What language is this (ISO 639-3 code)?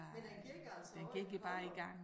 dan